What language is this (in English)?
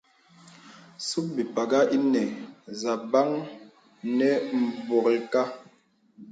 Bebele